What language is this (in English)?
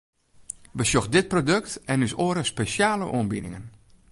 Western Frisian